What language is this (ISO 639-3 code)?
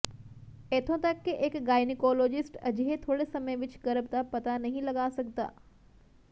pan